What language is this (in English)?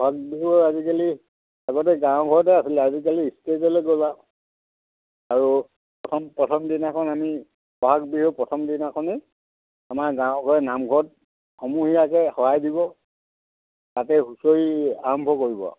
Assamese